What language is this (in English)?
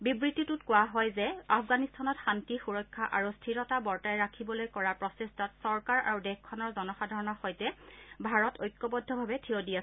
Assamese